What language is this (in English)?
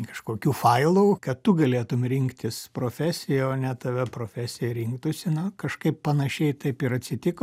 Lithuanian